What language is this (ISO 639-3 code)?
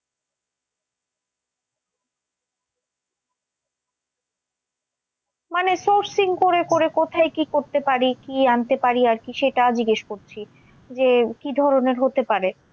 ben